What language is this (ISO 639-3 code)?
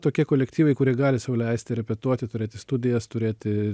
lit